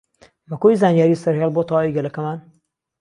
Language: Central Kurdish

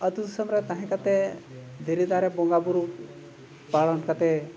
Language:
Santali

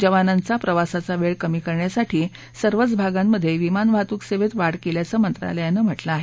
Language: Marathi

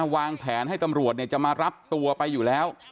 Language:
Thai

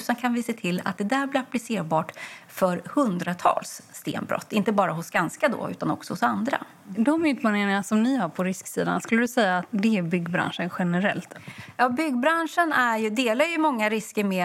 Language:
Swedish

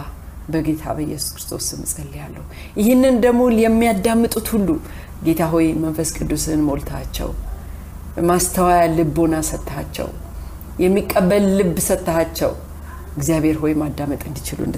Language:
Amharic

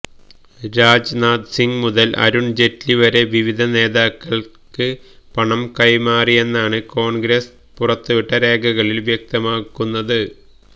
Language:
Malayalam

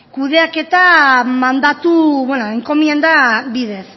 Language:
Basque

